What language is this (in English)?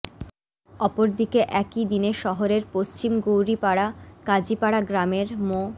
Bangla